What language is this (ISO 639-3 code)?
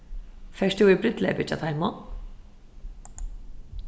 fao